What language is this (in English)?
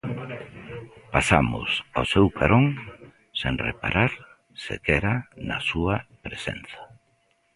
Galician